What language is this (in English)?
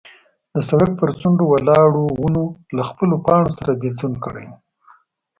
Pashto